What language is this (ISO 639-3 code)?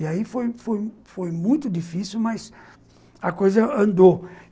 por